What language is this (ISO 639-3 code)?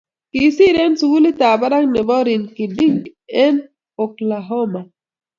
kln